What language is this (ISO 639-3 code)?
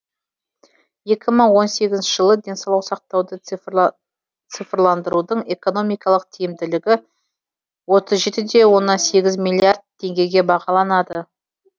kaz